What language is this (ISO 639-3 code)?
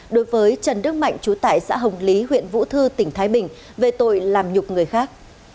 vie